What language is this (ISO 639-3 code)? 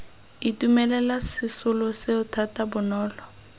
tsn